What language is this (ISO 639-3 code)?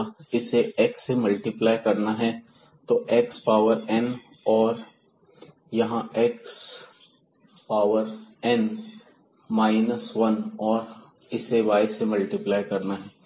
hin